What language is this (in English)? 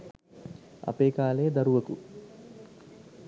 Sinhala